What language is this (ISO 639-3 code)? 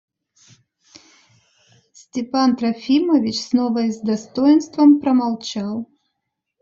rus